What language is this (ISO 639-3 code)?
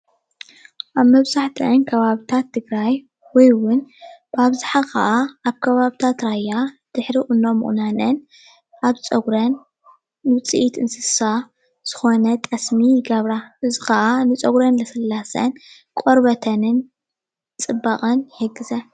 tir